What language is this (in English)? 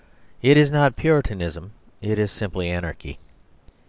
English